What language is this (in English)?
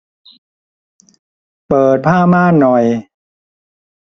Thai